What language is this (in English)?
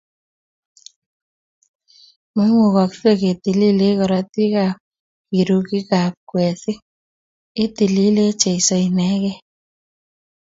Kalenjin